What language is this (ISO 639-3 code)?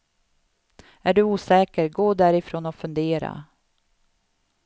swe